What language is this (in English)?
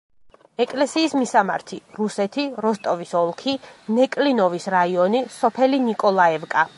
Georgian